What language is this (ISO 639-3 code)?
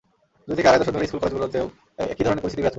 ben